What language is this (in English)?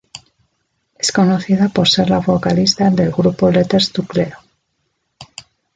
Spanish